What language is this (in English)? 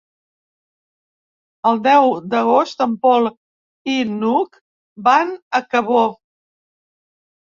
Catalan